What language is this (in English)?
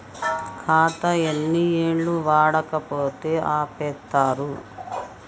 Telugu